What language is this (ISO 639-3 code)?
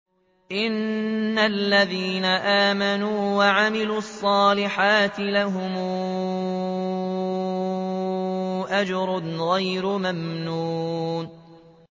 ara